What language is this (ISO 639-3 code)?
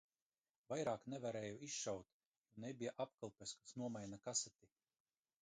lav